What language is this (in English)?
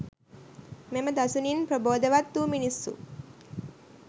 Sinhala